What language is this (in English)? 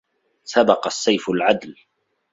Arabic